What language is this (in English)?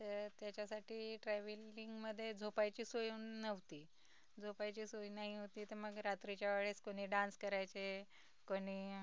Marathi